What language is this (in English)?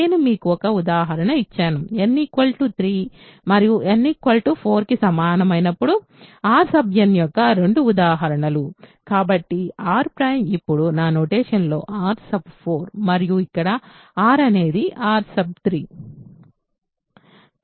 Telugu